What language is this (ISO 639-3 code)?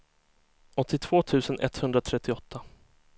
swe